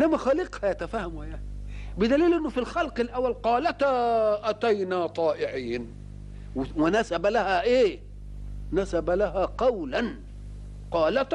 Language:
Arabic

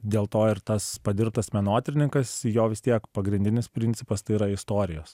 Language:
Lithuanian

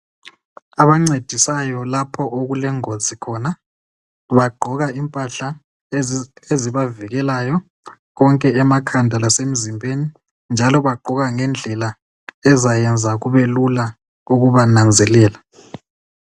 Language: North Ndebele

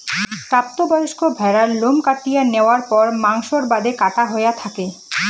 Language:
Bangla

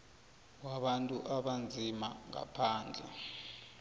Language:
South Ndebele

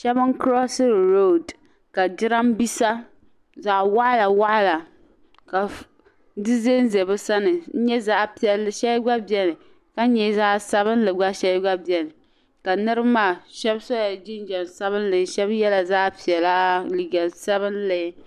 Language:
Dagbani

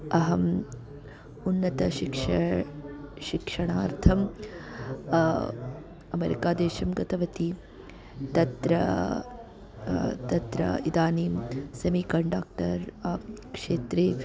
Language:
Sanskrit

